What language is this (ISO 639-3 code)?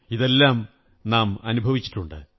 mal